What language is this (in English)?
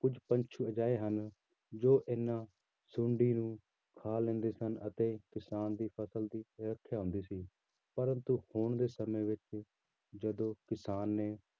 Punjabi